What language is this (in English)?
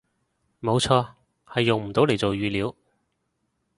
Cantonese